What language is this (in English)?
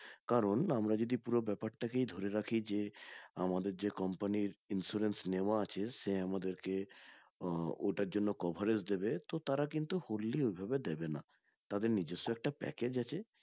Bangla